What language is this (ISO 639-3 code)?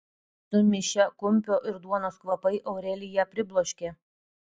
lit